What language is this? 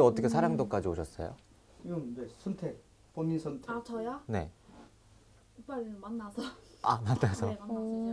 Korean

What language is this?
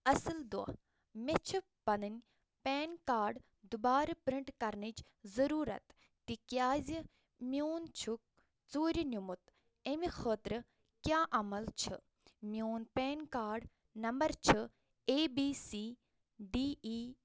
Kashmiri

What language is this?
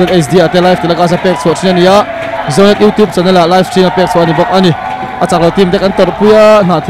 Korean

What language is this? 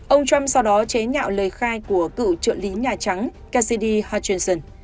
Vietnamese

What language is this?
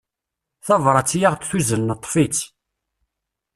Kabyle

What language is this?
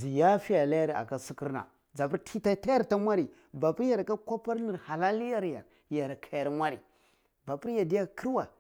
Cibak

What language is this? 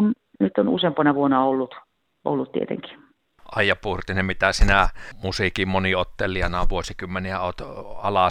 Finnish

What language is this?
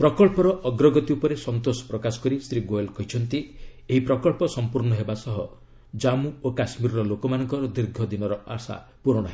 Odia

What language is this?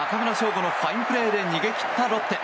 Japanese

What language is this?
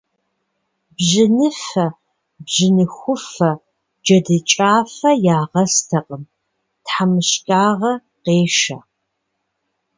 Kabardian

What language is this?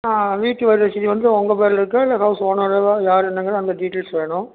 Tamil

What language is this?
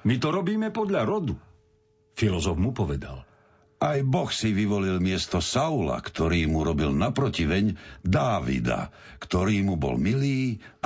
Slovak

